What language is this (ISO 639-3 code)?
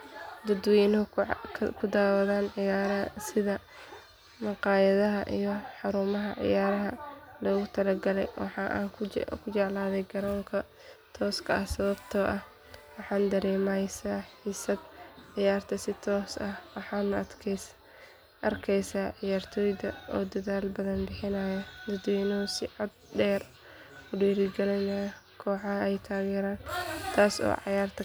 som